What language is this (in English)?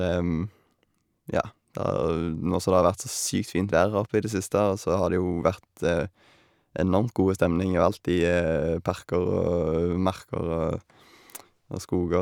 Norwegian